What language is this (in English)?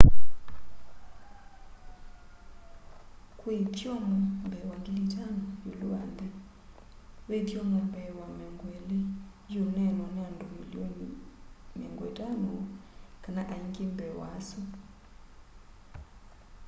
Kamba